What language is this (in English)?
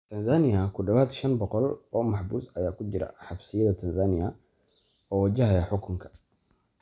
Somali